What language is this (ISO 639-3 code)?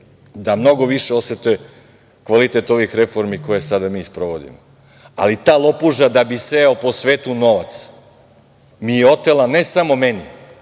srp